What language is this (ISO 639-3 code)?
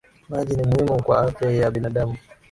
swa